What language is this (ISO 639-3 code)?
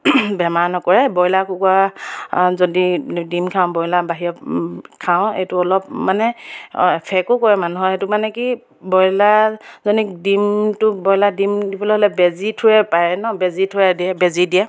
asm